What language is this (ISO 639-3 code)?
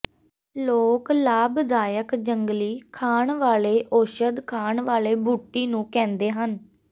pan